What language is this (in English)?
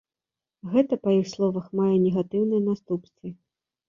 Belarusian